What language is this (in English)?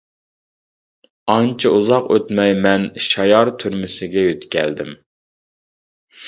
Uyghur